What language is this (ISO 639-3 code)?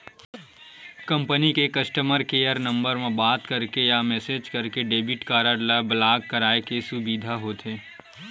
hne